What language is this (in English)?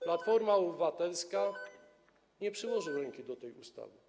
Polish